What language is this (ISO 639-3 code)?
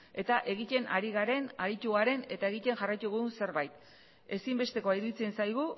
eus